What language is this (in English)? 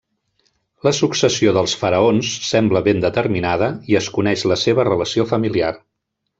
Catalan